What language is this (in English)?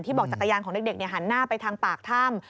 Thai